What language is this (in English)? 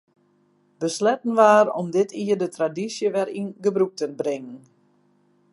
Western Frisian